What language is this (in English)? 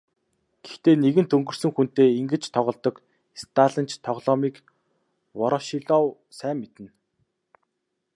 Mongolian